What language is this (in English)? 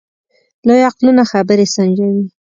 Pashto